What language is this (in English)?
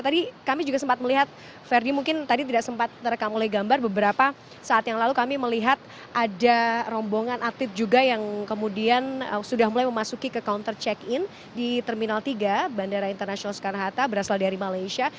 Indonesian